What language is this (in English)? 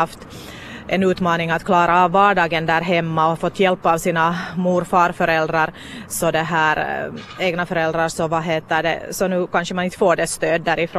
Swedish